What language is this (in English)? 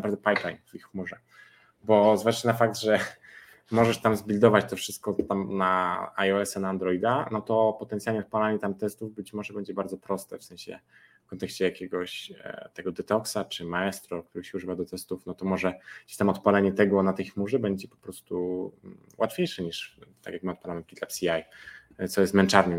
Polish